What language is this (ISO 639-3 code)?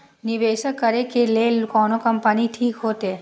mai